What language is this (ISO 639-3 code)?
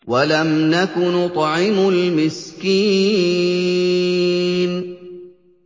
ara